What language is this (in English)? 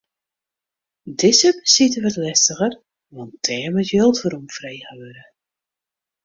Western Frisian